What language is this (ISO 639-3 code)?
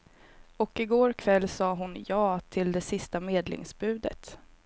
swe